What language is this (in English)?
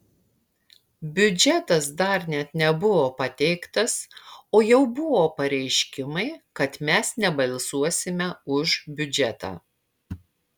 Lithuanian